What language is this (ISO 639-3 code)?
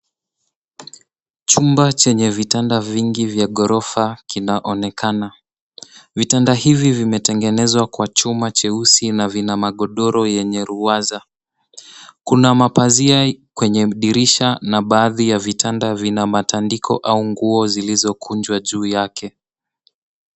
swa